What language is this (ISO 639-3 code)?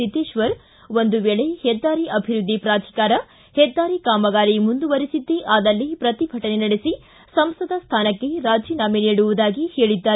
kan